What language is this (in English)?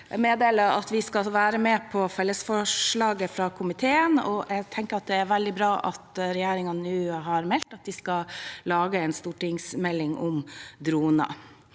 Norwegian